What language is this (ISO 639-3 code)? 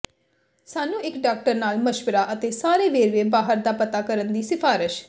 pan